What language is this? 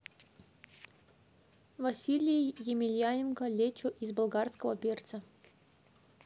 Russian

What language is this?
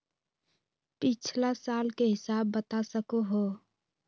Magahi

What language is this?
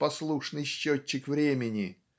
Russian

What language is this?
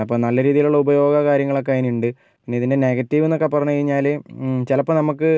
Malayalam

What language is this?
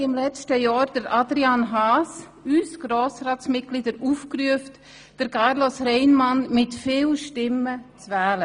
Swiss German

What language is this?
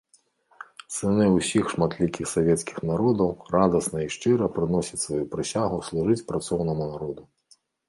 Belarusian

